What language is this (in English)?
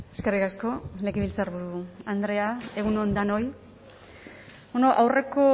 Basque